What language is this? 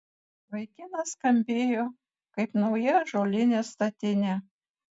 Lithuanian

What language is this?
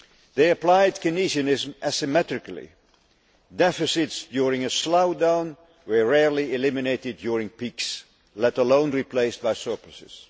English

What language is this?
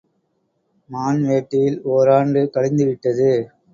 Tamil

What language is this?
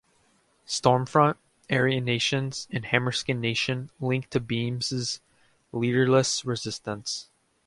English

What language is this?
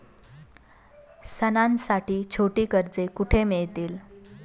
Marathi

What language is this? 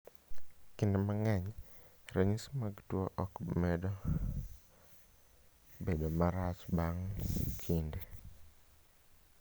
Luo (Kenya and Tanzania)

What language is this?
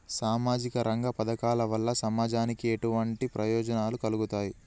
Telugu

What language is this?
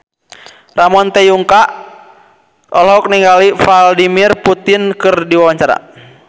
Sundanese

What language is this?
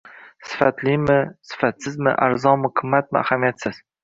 Uzbek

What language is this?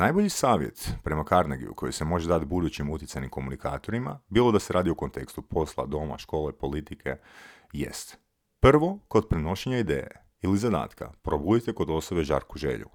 Croatian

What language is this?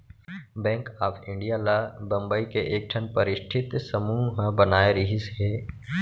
Chhattisgarhi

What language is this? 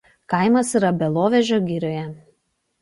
Lithuanian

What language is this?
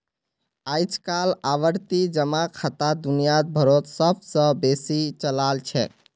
Magahi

